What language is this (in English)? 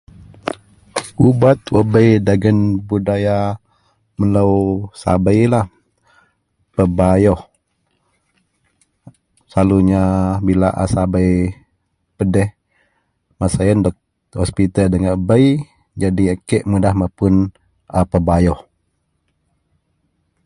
Central Melanau